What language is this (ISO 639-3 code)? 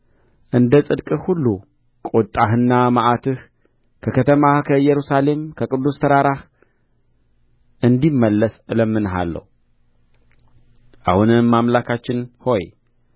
amh